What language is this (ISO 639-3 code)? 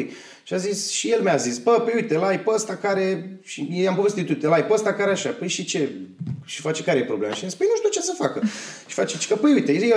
ron